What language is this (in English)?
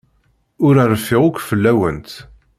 Kabyle